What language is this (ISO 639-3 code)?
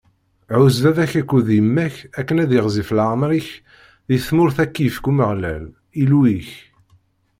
kab